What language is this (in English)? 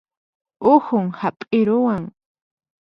Puno Quechua